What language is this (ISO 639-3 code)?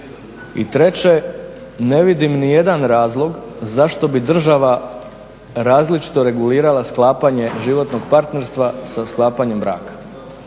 hrv